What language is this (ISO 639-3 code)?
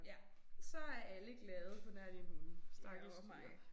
dan